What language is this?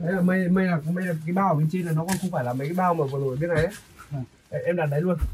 Vietnamese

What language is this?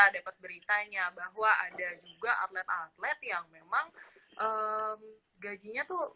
Indonesian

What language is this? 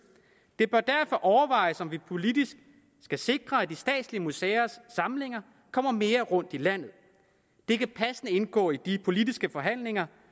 Danish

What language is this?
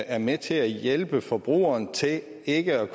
Danish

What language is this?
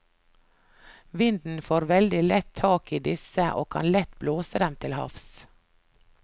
Norwegian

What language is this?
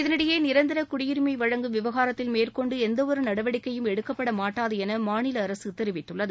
Tamil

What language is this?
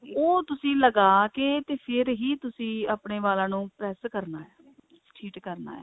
Punjabi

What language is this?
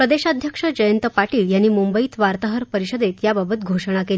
Marathi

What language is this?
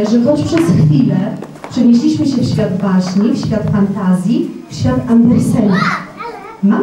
Polish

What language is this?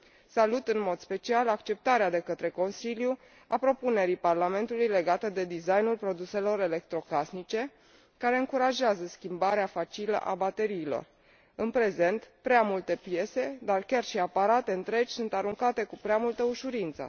Romanian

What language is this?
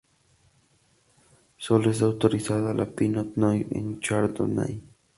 Spanish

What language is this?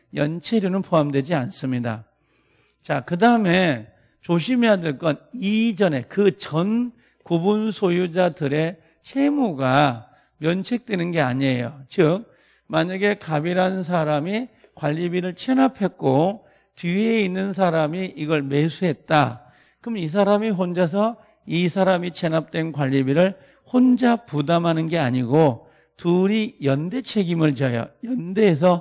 Korean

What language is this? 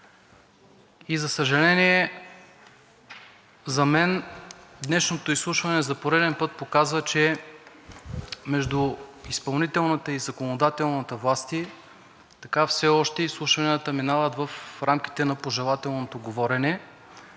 Bulgarian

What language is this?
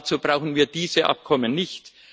German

